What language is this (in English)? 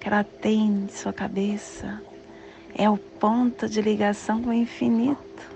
Portuguese